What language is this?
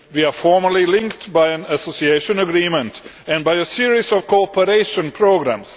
English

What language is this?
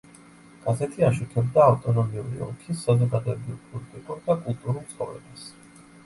Georgian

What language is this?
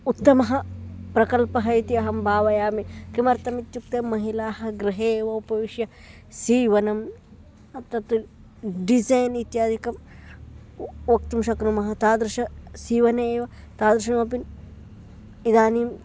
Sanskrit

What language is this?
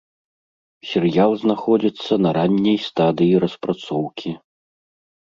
Belarusian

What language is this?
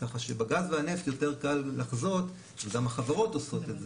Hebrew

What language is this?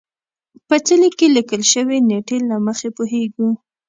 Pashto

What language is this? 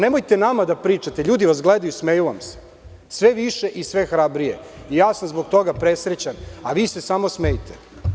Serbian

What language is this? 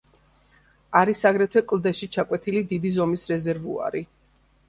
Georgian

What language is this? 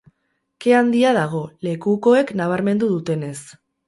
Basque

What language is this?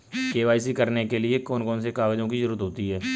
Hindi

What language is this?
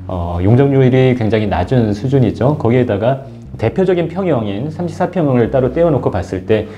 Korean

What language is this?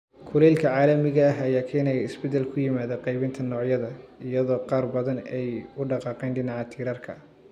Somali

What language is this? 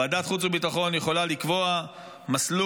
Hebrew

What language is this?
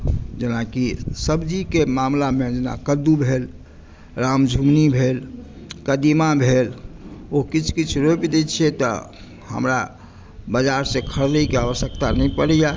Maithili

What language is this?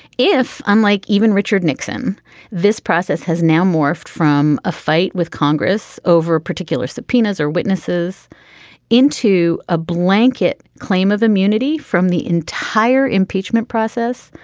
English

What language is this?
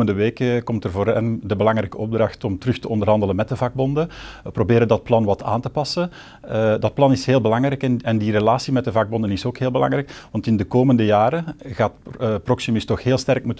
Dutch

